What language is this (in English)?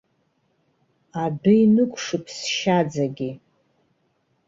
Abkhazian